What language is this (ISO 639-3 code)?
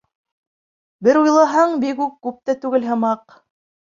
bak